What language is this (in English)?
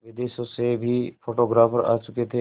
Hindi